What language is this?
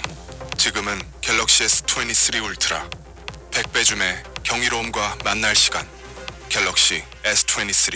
Korean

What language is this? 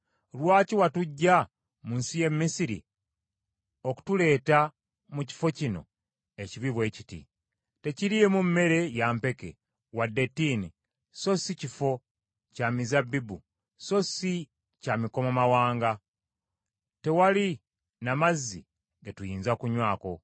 Ganda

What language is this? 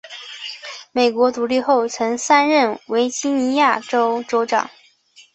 Chinese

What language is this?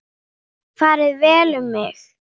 Icelandic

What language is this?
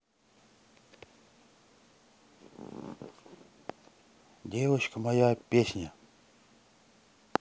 Russian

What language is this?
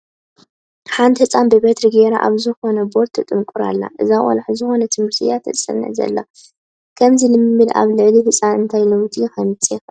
Tigrinya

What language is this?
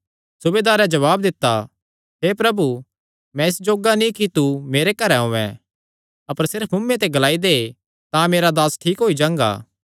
Kangri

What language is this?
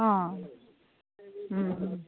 Odia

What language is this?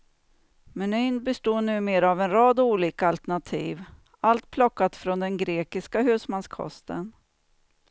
Swedish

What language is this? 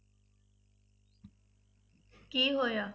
Punjabi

